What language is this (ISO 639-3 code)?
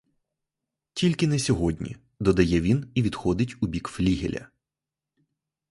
ukr